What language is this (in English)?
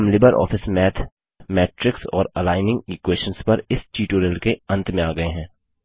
Hindi